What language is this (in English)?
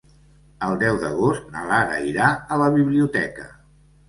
Catalan